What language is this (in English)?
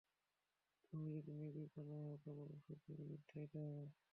Bangla